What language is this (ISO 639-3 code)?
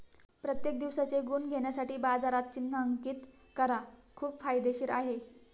mar